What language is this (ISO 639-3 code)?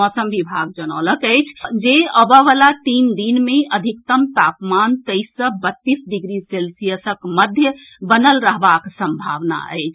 mai